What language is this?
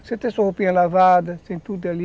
Portuguese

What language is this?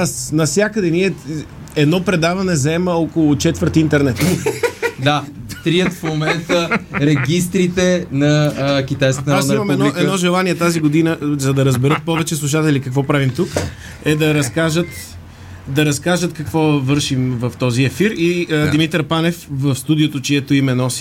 Bulgarian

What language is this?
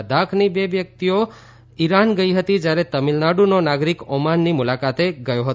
Gujarati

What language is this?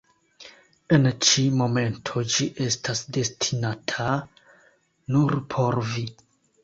Esperanto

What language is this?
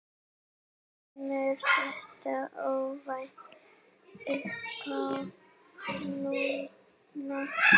Icelandic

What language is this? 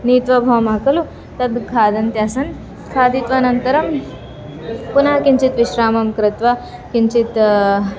Sanskrit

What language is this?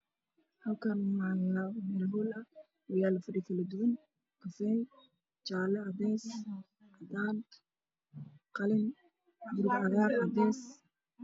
Somali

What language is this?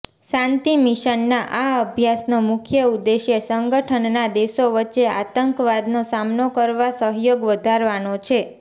Gujarati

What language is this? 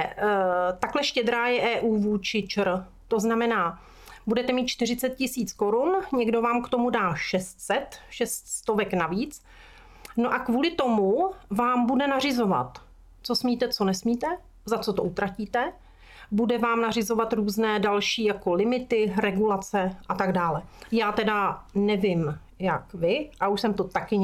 Czech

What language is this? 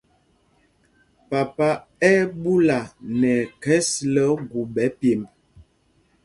Mpumpong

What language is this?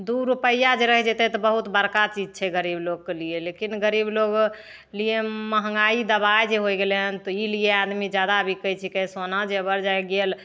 Maithili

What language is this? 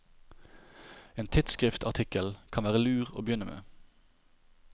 Norwegian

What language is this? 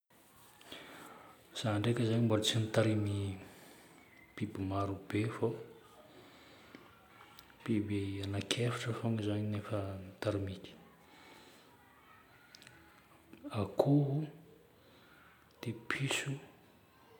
Northern Betsimisaraka Malagasy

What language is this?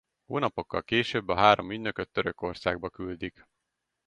Hungarian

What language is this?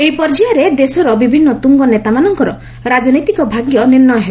Odia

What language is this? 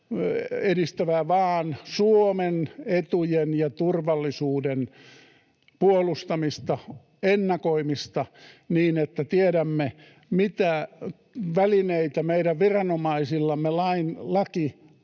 Finnish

